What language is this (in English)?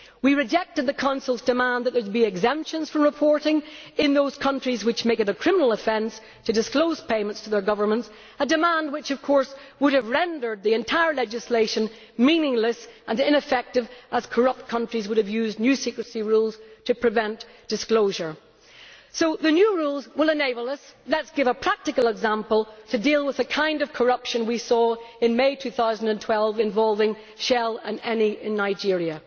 English